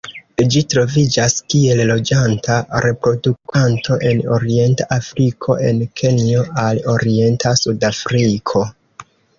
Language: Esperanto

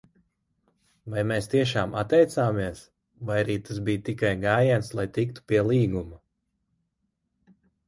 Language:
Latvian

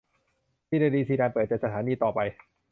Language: Thai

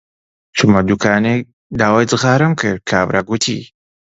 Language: Central Kurdish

